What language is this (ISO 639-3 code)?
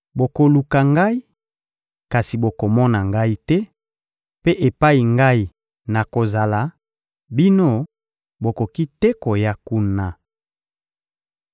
lin